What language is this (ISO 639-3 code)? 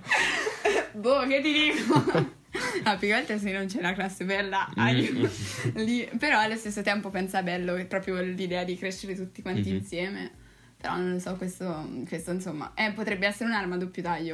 ita